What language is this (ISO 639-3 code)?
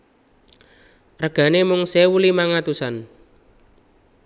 jav